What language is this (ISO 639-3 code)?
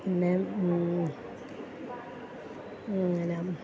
mal